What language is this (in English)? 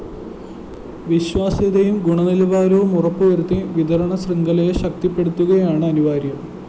Malayalam